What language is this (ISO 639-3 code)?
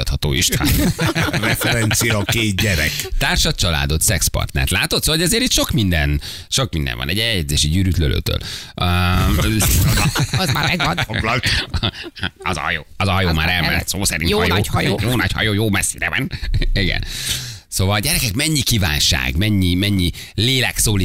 hun